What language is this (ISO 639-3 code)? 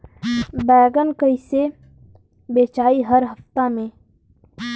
bho